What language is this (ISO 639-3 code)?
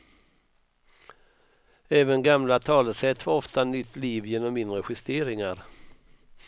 swe